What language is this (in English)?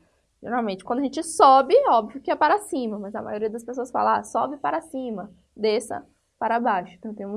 Portuguese